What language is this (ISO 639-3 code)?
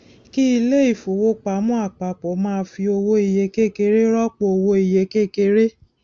yor